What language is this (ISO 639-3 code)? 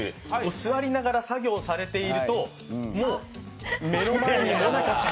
jpn